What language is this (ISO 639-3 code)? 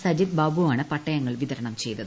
mal